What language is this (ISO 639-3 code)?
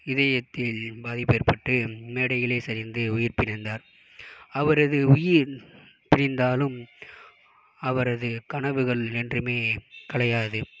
tam